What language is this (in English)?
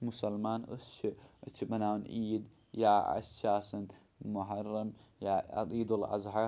Kashmiri